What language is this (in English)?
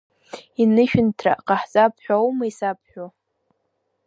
Abkhazian